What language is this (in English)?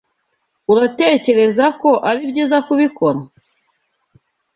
Kinyarwanda